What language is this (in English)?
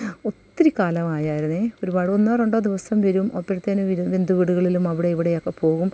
Malayalam